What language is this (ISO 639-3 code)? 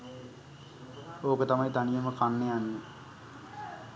sin